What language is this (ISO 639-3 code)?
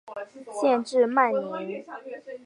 zho